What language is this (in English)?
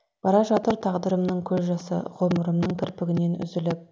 Kazakh